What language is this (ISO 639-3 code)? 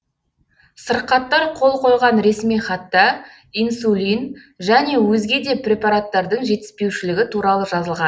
kaz